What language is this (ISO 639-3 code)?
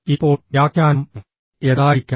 mal